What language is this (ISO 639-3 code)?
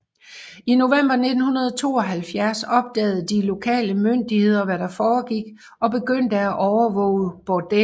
dan